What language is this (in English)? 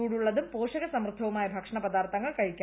Malayalam